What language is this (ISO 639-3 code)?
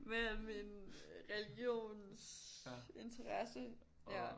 dan